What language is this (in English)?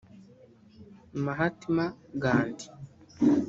Kinyarwanda